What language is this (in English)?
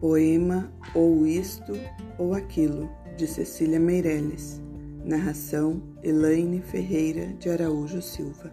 Portuguese